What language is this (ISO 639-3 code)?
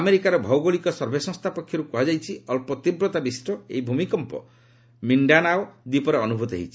ori